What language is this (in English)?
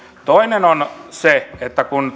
Finnish